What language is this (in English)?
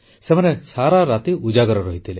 Odia